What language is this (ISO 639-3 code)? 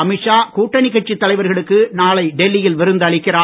tam